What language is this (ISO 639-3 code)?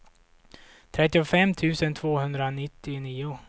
swe